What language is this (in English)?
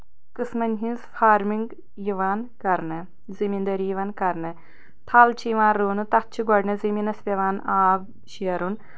Kashmiri